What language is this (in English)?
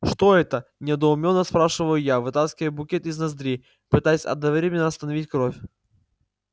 Russian